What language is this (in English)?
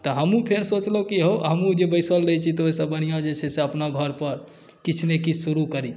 Maithili